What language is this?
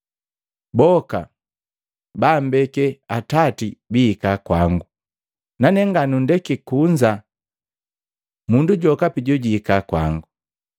Matengo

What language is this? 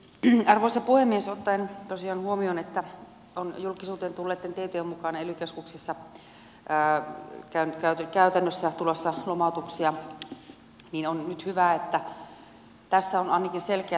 Finnish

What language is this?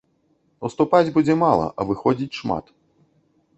Belarusian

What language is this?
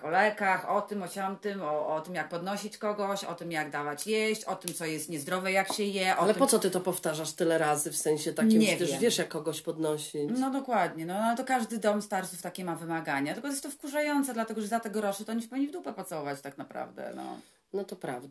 Polish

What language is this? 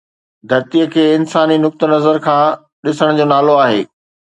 Sindhi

